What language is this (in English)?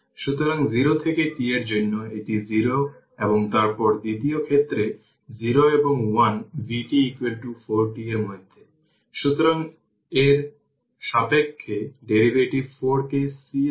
Bangla